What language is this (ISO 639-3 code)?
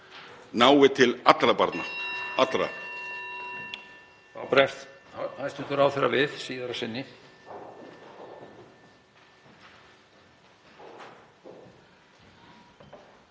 isl